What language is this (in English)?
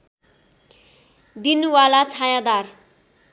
Nepali